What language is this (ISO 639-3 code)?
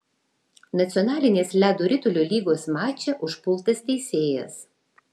lit